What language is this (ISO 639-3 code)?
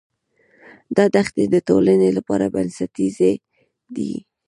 pus